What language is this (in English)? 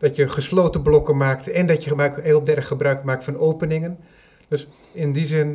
Dutch